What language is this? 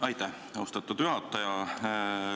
Estonian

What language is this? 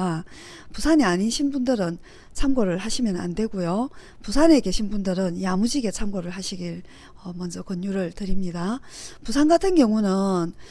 Korean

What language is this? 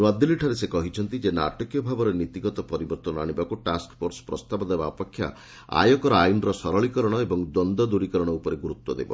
Odia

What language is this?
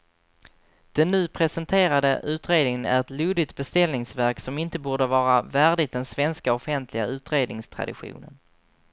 Swedish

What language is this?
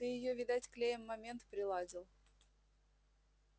Russian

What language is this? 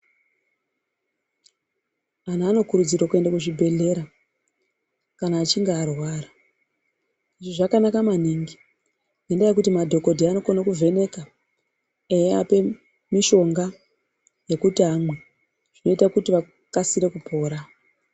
Ndau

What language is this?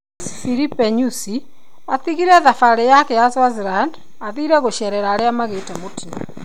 Kikuyu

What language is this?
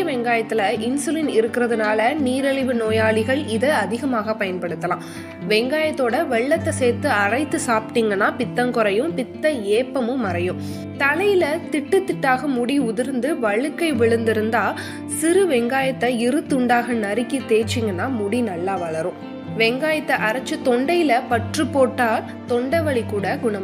Tamil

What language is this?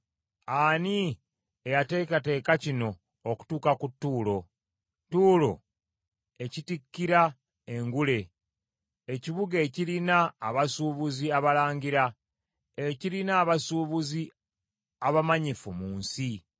Ganda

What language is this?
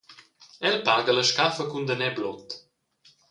Romansh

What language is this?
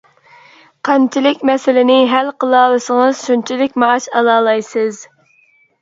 Uyghur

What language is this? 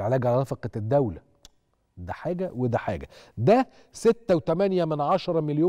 Arabic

